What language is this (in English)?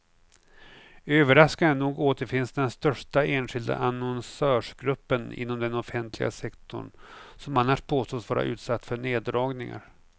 Swedish